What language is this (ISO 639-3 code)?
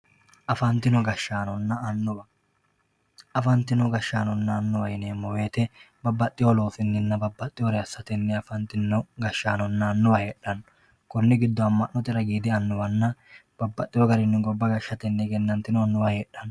sid